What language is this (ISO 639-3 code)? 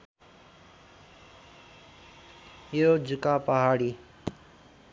nep